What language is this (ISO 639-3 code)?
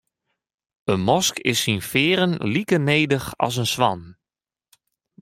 fry